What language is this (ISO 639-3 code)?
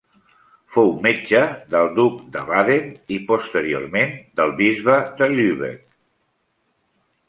cat